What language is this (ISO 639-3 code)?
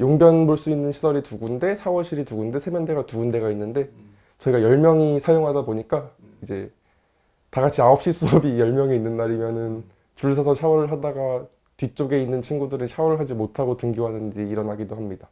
kor